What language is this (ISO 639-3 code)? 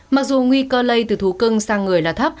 vie